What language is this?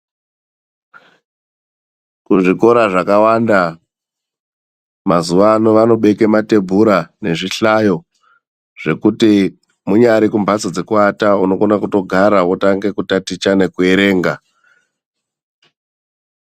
Ndau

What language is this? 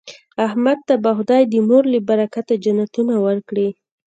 Pashto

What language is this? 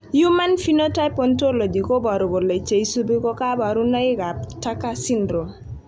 Kalenjin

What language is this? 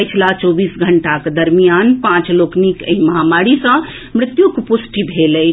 Maithili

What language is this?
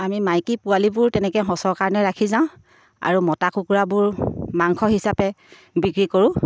Assamese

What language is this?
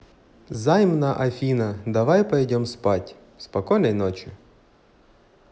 Russian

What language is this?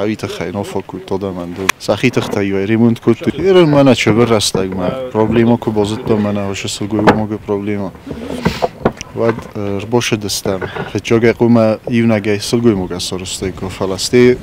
Russian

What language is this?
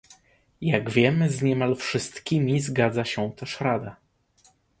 Polish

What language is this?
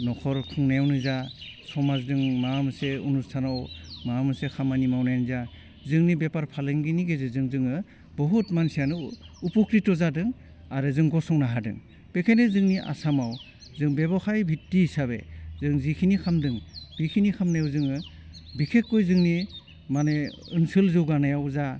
Bodo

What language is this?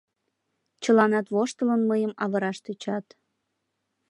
Mari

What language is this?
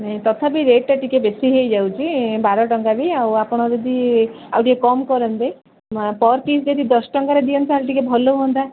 Odia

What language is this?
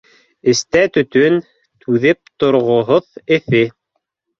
Bashkir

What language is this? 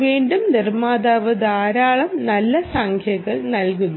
Malayalam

